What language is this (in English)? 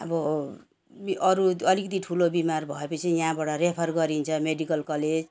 Nepali